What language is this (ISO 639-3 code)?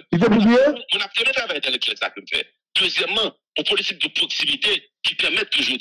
fra